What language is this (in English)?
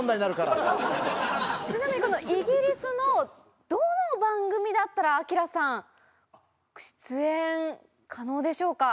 Japanese